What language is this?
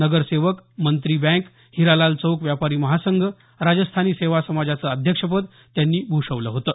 Marathi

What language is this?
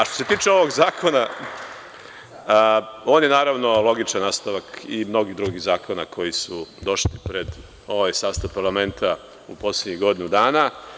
Serbian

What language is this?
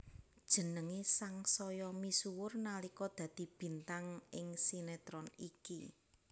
Javanese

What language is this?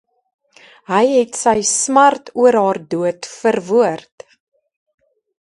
Afrikaans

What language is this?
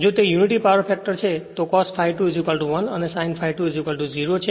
Gujarati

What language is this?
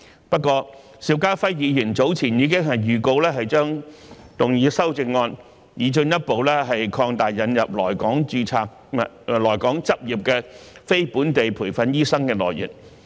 Cantonese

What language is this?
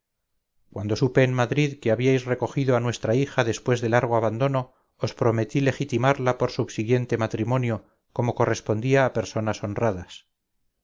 Spanish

